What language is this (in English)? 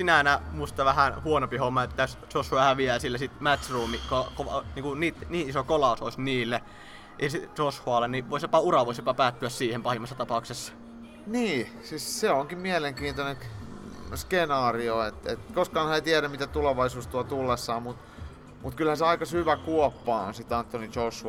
Finnish